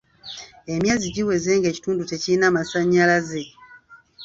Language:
Ganda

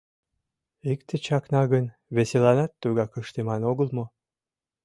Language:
Mari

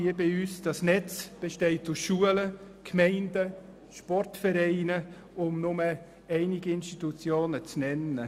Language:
Swiss German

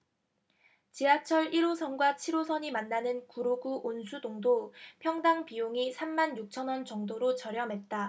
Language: Korean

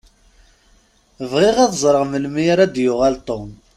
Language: Kabyle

